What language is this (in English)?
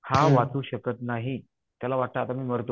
Marathi